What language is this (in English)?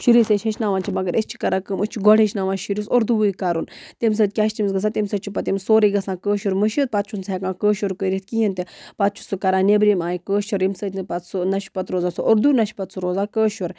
Kashmiri